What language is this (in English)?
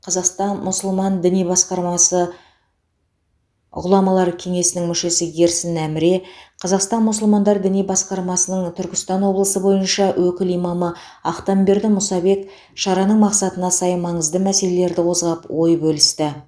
Kazakh